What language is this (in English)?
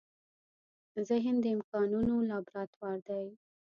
Pashto